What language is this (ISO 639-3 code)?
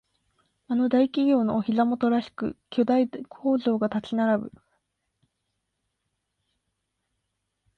jpn